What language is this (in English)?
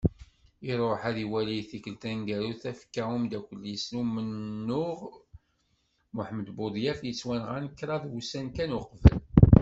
Kabyle